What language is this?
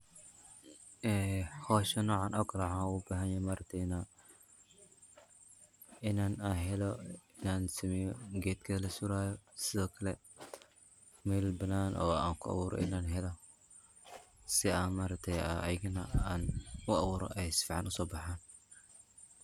Somali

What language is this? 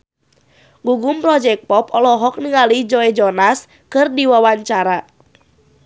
Sundanese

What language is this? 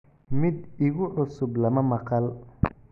Somali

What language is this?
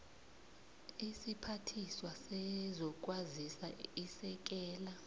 South Ndebele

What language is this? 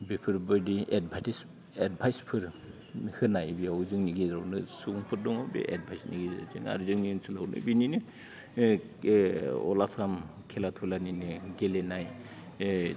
Bodo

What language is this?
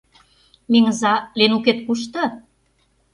Mari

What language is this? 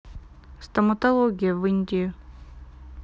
Russian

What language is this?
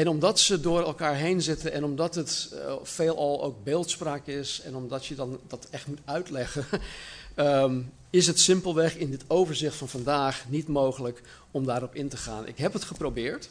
Dutch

